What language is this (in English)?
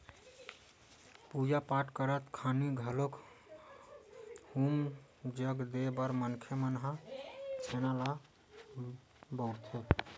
Chhattisgarhi